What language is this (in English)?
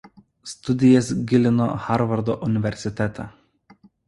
Lithuanian